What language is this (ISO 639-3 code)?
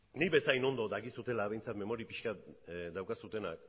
eus